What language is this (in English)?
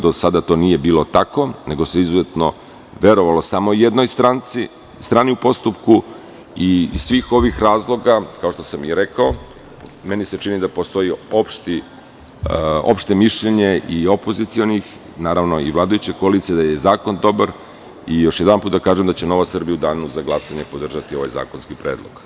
Serbian